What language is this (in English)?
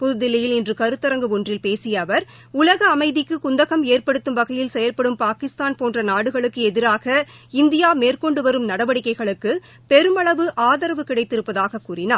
Tamil